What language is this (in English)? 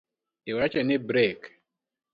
Luo (Kenya and Tanzania)